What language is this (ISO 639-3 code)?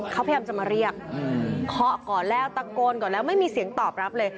tha